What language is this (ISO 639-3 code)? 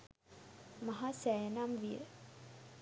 sin